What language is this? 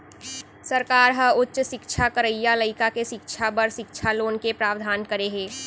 Chhattisgarhi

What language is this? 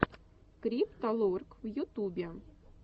Russian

